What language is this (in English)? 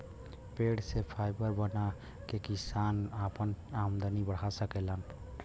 Bhojpuri